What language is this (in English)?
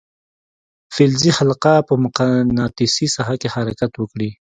Pashto